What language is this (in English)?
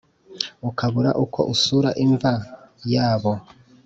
Kinyarwanda